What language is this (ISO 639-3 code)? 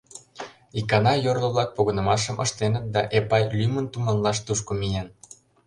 chm